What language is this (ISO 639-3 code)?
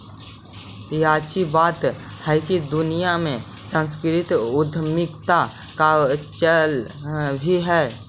mag